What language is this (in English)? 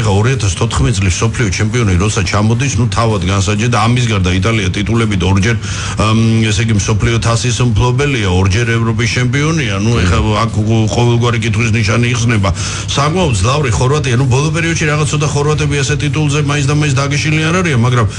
Romanian